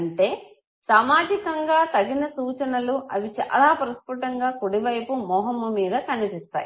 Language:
Telugu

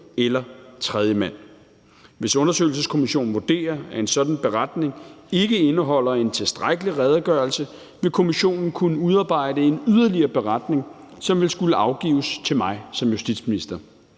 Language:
Danish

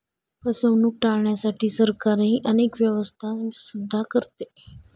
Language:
Marathi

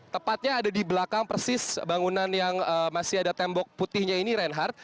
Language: Indonesian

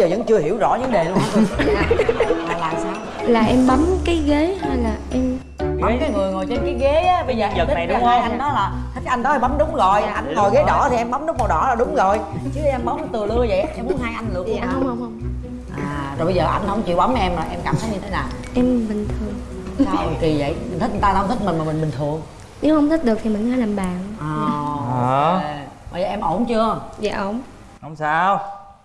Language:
Vietnamese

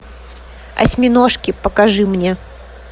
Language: Russian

